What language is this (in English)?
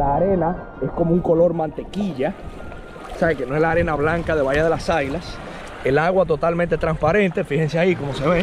Spanish